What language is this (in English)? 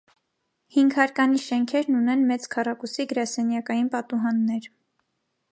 Armenian